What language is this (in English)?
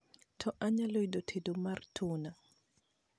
Luo (Kenya and Tanzania)